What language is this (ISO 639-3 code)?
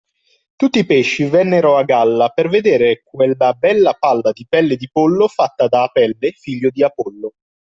ita